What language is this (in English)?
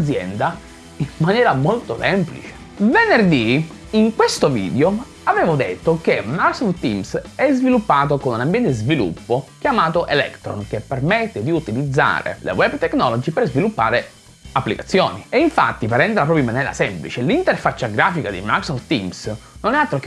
Italian